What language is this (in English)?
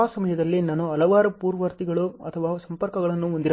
Kannada